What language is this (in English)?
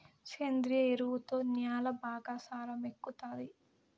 Telugu